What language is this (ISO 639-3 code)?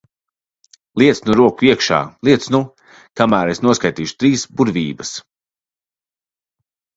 lav